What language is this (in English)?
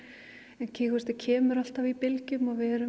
Icelandic